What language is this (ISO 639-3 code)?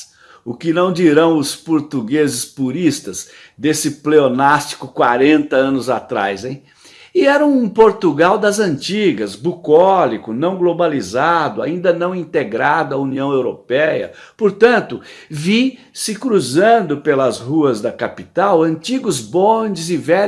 por